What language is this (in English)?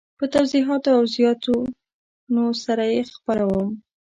Pashto